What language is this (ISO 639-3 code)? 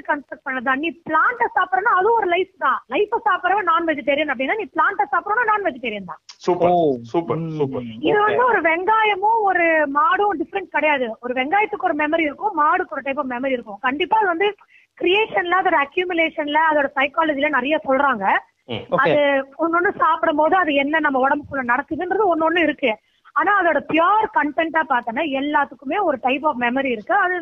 tam